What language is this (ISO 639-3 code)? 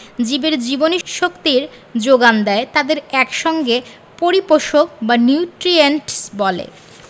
ben